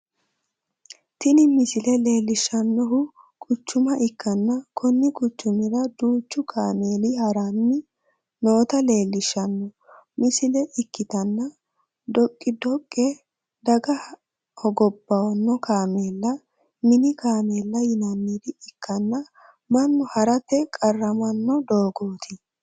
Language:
Sidamo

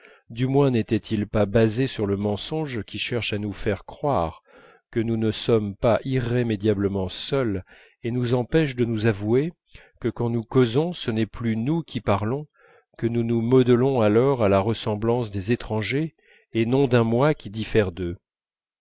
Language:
French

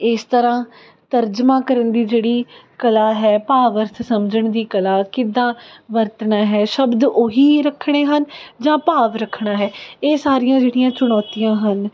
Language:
Punjabi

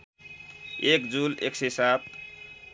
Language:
Nepali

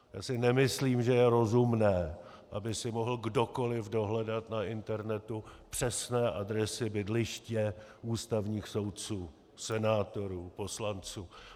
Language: Czech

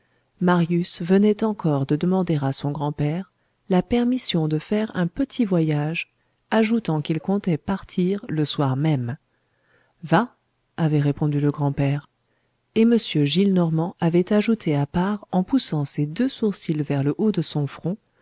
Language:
French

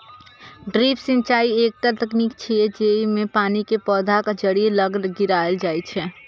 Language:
Maithili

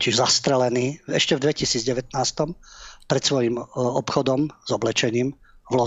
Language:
Slovak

